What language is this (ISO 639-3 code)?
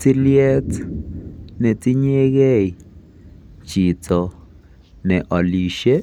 kln